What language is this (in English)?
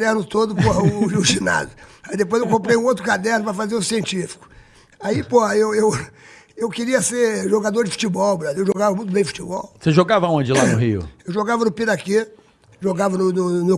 Portuguese